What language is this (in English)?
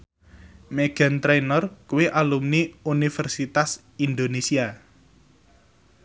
Javanese